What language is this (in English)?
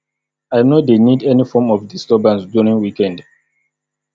Nigerian Pidgin